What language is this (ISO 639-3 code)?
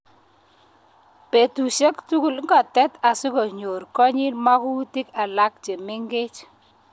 kln